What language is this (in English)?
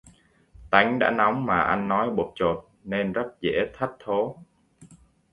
Vietnamese